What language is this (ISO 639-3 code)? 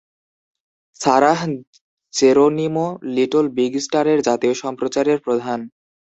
ben